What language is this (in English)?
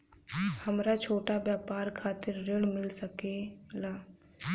Bhojpuri